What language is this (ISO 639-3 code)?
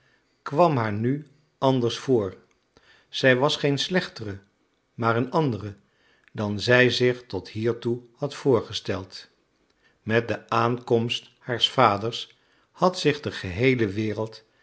nld